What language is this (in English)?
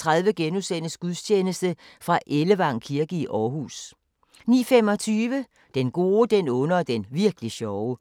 Danish